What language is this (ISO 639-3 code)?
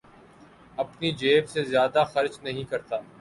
urd